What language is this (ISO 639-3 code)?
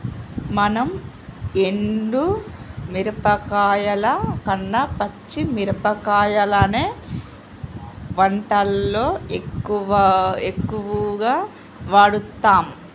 tel